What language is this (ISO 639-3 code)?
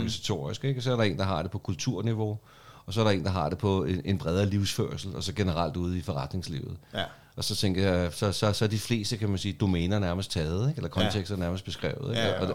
dan